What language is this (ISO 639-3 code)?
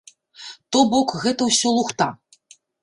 bel